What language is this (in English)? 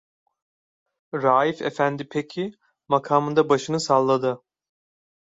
Turkish